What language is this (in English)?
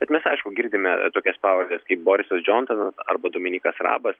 Lithuanian